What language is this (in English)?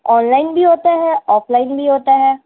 Urdu